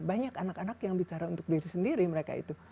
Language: Indonesian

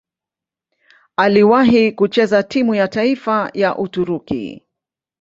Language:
Swahili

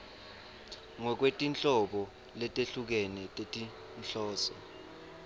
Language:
Swati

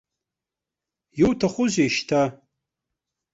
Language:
Abkhazian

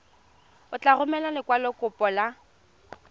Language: Tswana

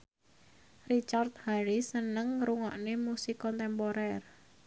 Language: Javanese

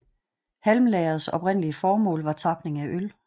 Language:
Danish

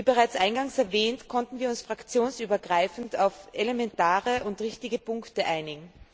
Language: German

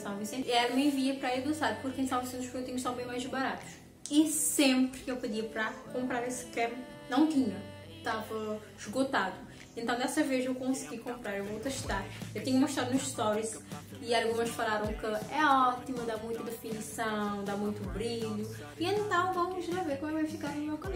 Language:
Portuguese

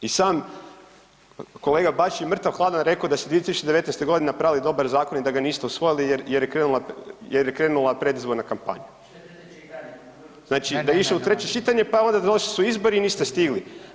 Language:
Croatian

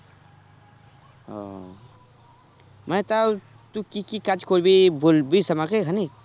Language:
Bangla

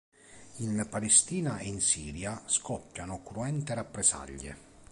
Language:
Italian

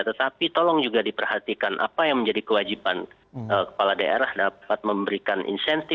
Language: Indonesian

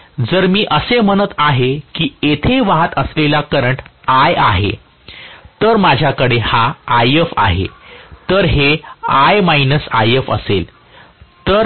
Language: Marathi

